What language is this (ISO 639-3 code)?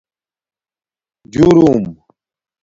dmk